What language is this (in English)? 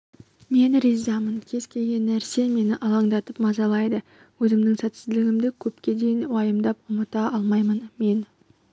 Kazakh